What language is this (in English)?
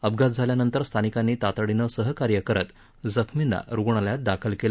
Marathi